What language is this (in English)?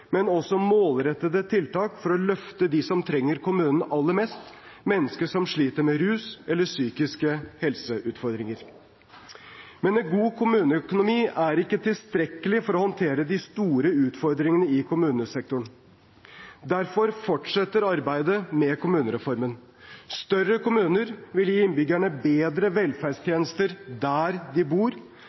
Norwegian Bokmål